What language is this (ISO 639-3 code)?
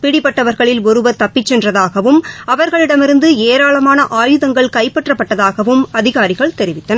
tam